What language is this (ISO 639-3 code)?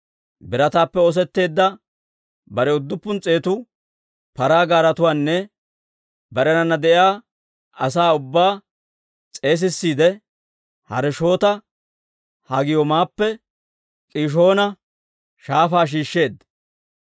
dwr